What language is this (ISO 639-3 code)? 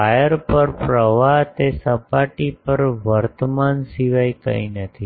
guj